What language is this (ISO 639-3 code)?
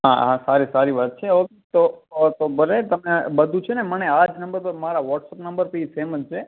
guj